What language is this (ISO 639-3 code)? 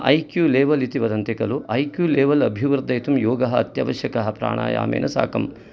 san